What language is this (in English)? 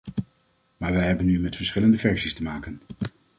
Dutch